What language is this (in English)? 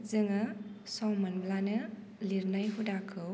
Bodo